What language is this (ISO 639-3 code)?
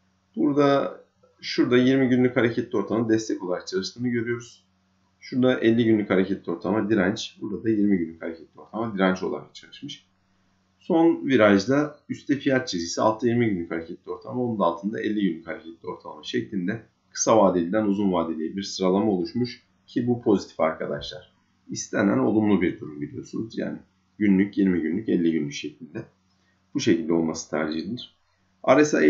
tur